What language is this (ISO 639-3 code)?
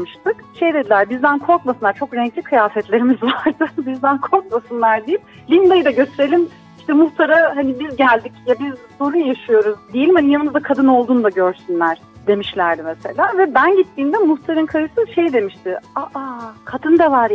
tur